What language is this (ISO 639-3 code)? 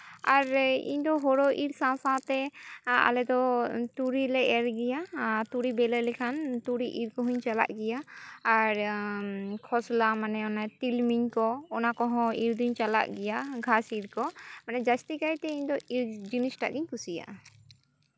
sat